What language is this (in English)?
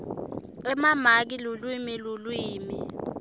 Swati